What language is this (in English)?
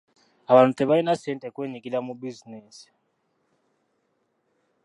Ganda